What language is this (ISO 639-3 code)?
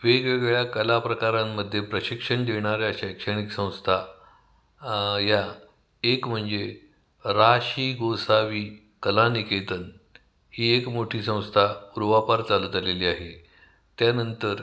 mar